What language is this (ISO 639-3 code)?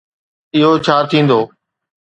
snd